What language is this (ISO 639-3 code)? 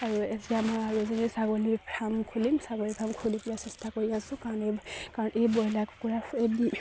asm